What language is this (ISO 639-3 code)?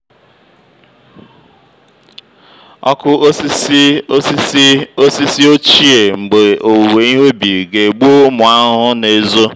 ibo